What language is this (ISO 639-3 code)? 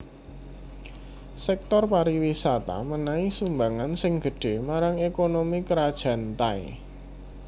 jav